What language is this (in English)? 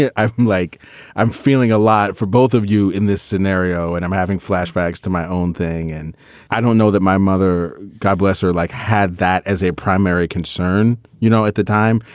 English